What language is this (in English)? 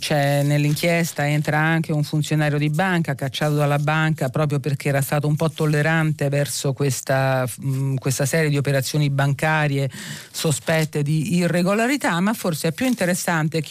Italian